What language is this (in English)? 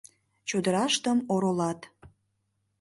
Mari